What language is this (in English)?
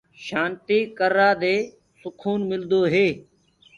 Gurgula